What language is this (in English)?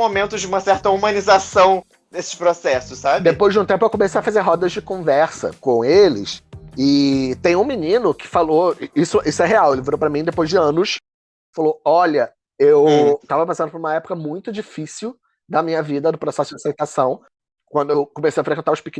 Portuguese